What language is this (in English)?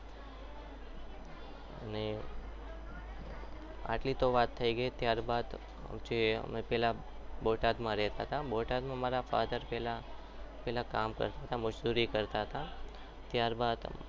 Gujarati